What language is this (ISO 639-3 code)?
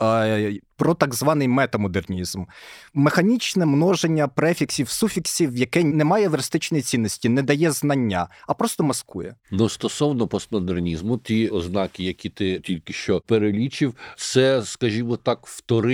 ukr